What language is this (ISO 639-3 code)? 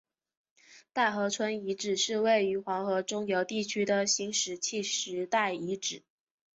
zho